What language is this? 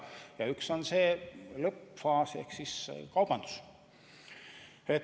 Estonian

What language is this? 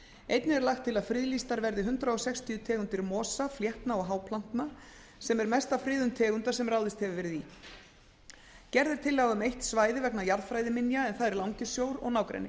Icelandic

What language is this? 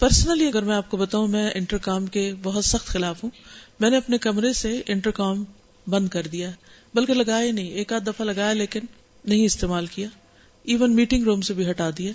Urdu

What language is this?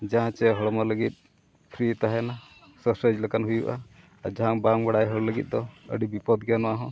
Santali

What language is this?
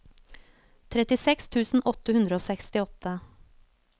Norwegian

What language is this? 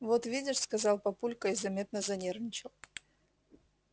Russian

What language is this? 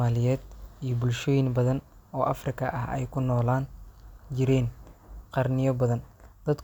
Somali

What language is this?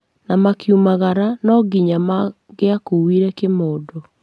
Kikuyu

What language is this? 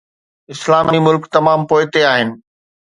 Sindhi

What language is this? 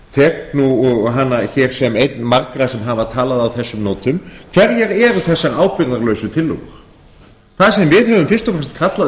Icelandic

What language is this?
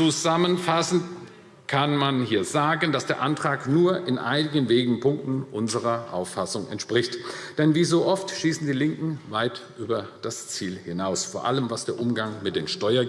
German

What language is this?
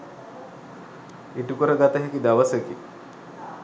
Sinhala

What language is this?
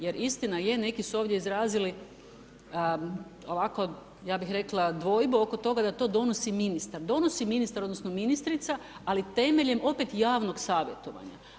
Croatian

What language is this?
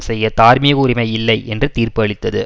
Tamil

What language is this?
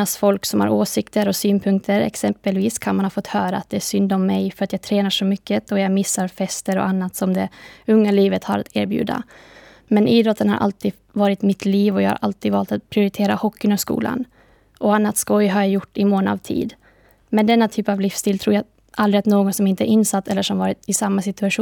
Swedish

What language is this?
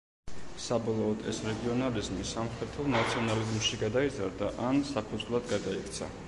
Georgian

